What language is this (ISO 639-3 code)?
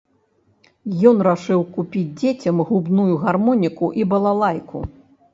bel